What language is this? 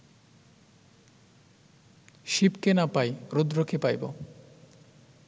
Bangla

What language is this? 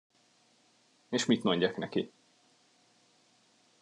Hungarian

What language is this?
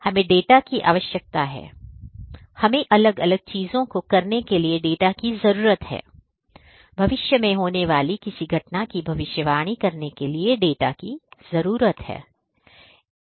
Hindi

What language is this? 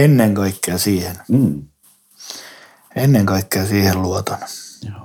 Finnish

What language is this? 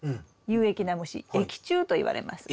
Japanese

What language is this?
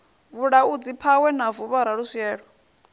Venda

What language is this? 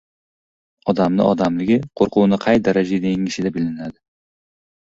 Uzbek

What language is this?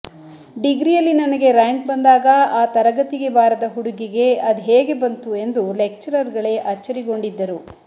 Kannada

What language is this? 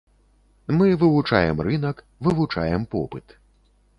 Belarusian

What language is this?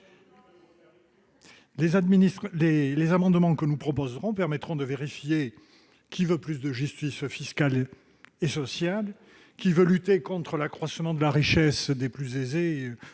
French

